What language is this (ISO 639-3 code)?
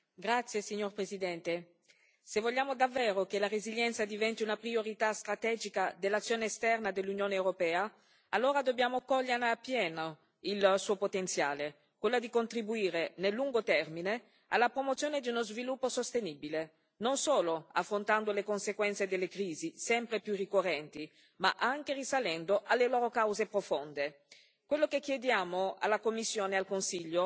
ita